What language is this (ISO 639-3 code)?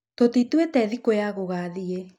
kik